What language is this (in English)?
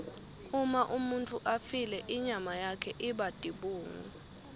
Swati